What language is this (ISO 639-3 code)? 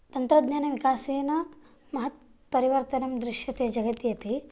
san